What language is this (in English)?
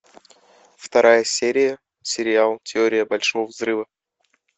Russian